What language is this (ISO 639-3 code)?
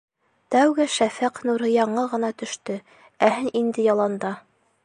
bak